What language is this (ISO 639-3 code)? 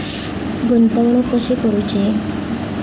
mar